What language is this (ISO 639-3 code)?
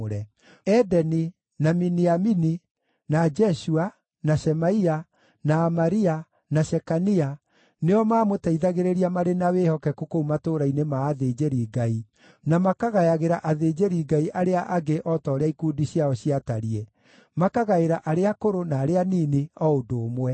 kik